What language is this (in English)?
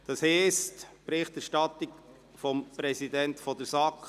Swiss German